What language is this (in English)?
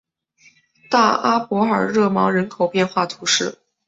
Chinese